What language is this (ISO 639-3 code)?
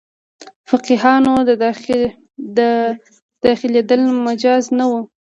pus